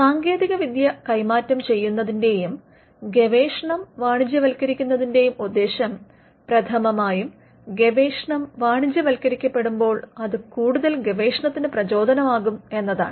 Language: Malayalam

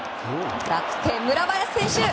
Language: Japanese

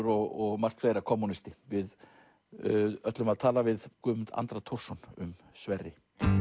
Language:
Icelandic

